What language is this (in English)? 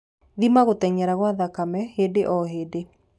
Kikuyu